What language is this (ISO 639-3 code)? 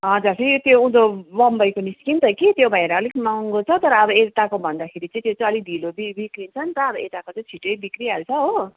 nep